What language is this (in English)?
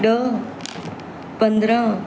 Sindhi